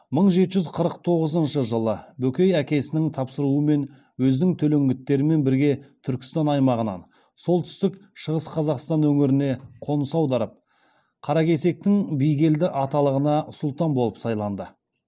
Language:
Kazakh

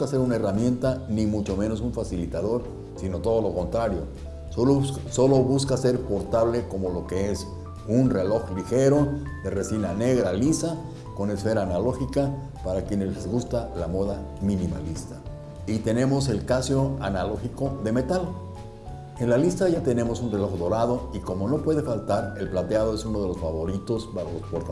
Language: Spanish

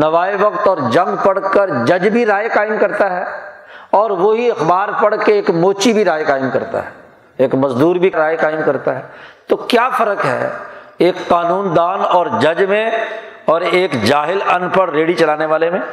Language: Urdu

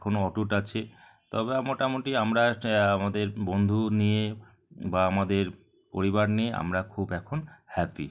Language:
Bangla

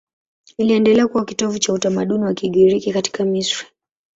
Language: Swahili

